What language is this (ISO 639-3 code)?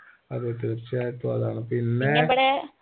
mal